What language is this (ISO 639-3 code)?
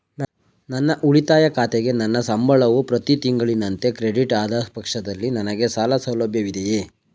kan